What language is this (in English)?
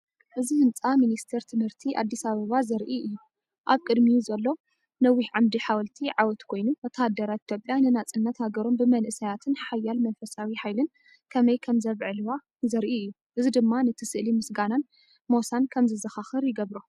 Tigrinya